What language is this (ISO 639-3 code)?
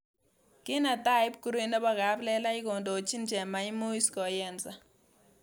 kln